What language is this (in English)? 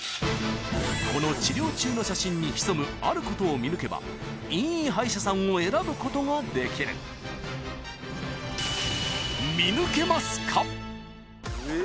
Japanese